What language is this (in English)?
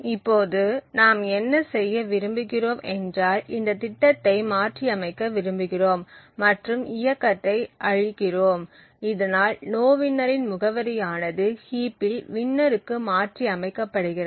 Tamil